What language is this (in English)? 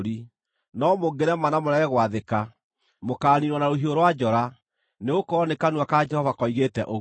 Kikuyu